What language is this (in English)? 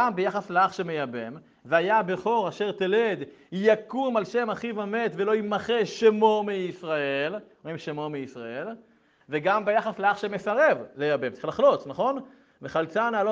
Hebrew